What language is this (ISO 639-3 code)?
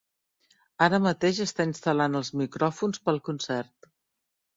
cat